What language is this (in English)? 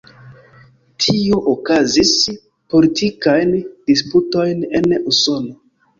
Esperanto